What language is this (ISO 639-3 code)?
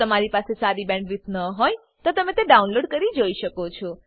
guj